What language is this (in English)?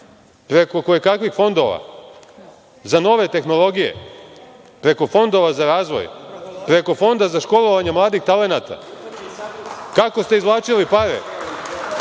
Serbian